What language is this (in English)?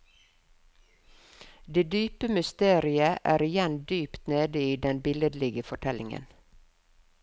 Norwegian